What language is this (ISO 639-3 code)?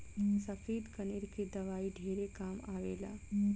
bho